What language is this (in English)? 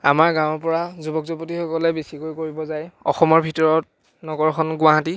Assamese